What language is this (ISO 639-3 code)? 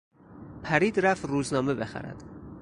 fas